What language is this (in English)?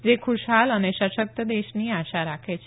Gujarati